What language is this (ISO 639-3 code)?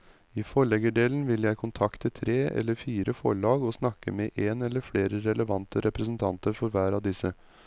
nor